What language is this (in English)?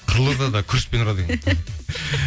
Kazakh